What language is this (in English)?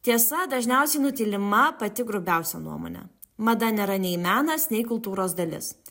Lithuanian